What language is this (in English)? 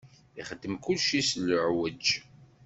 Kabyle